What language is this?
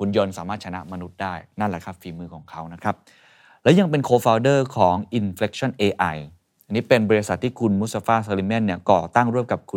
Thai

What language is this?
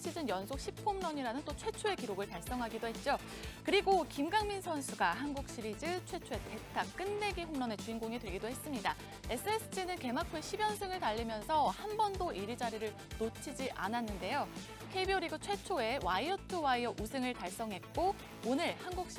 Korean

